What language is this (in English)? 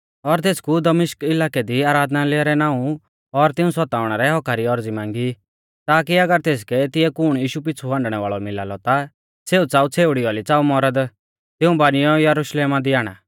Mahasu Pahari